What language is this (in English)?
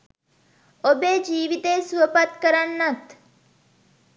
Sinhala